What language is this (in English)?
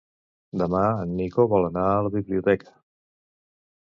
Catalan